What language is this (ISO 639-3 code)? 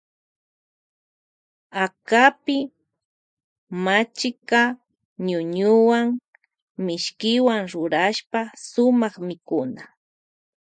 qvj